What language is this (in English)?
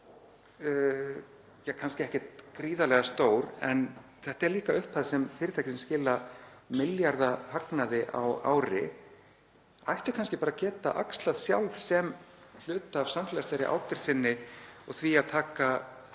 Icelandic